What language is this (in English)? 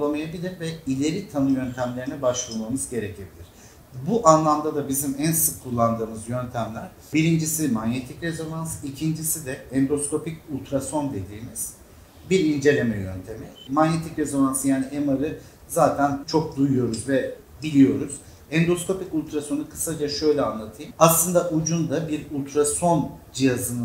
Turkish